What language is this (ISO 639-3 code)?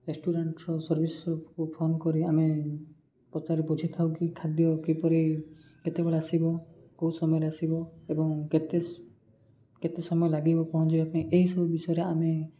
ori